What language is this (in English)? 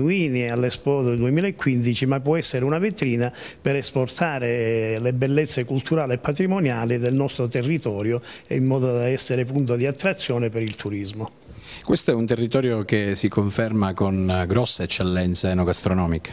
Italian